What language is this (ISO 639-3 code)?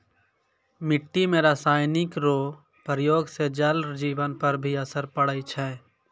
mai